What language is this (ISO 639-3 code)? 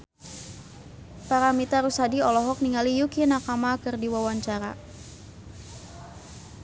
sun